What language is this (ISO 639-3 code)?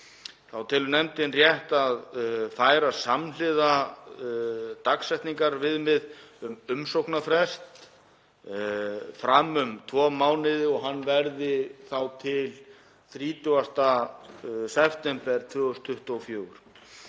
isl